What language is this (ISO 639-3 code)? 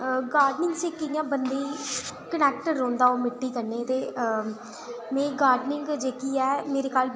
doi